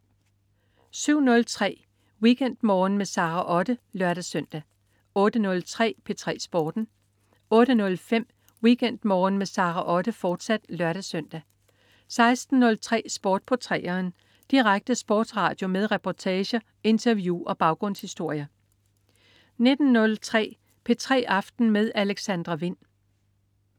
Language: Danish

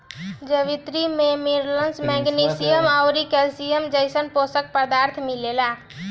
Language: Bhojpuri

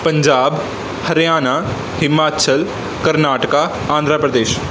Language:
Punjabi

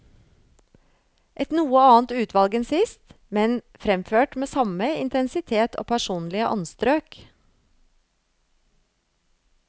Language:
Norwegian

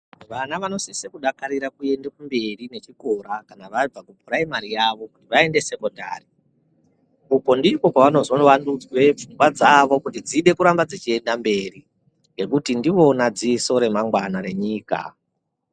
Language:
Ndau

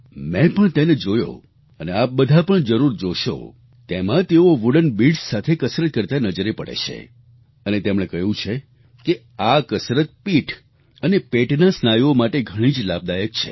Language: Gujarati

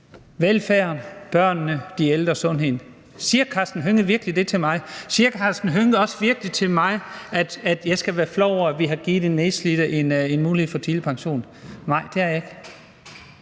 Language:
Danish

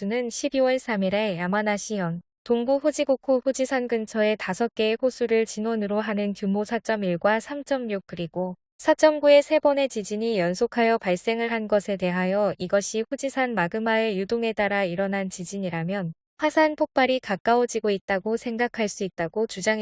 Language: Korean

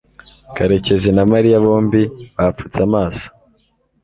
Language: Kinyarwanda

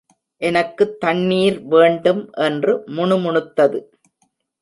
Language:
Tamil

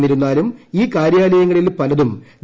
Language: Malayalam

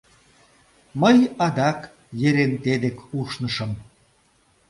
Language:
Mari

